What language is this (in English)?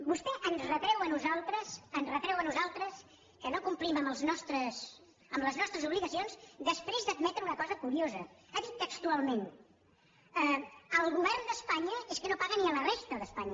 Catalan